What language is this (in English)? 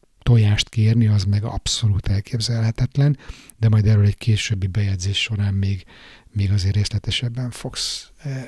Hungarian